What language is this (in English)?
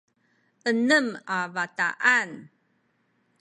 Sakizaya